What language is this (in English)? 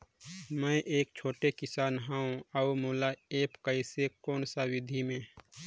Chhattisgarhi